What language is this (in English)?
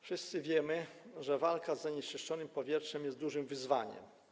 Polish